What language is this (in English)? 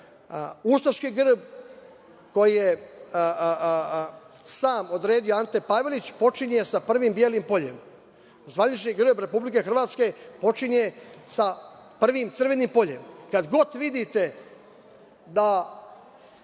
Serbian